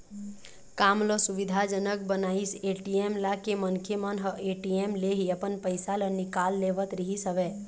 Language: Chhattisgarhi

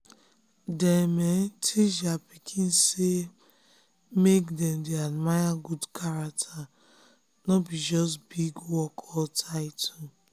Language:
Nigerian Pidgin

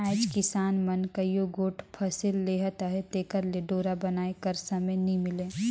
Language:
Chhattisgarhi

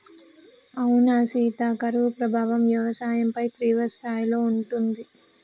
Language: Telugu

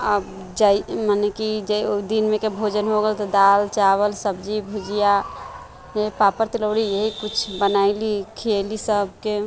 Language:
Maithili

